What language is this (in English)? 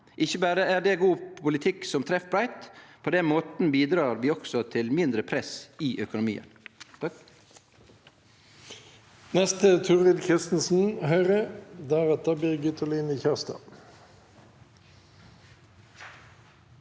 Norwegian